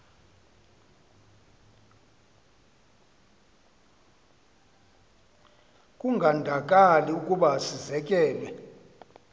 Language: Xhosa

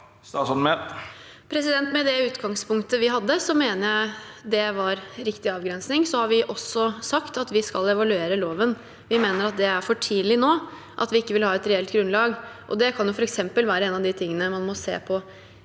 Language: Norwegian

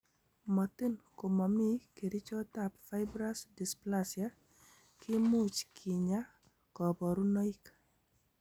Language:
Kalenjin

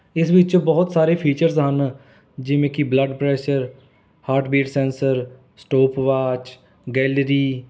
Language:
Punjabi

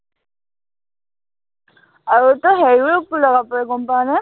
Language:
Assamese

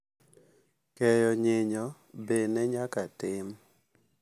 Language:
Luo (Kenya and Tanzania)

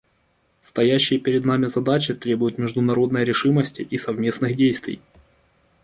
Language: Russian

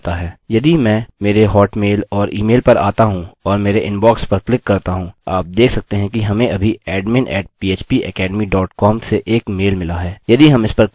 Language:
Hindi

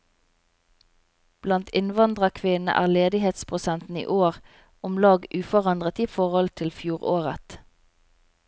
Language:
Norwegian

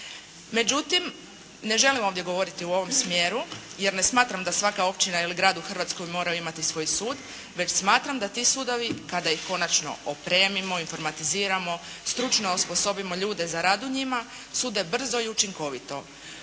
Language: Croatian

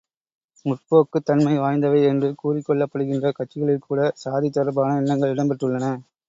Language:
Tamil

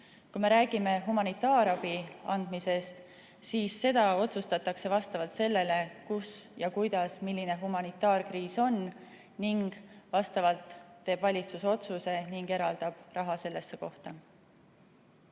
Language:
Estonian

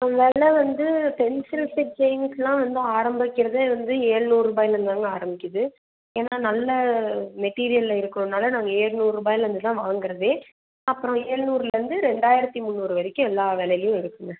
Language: Tamil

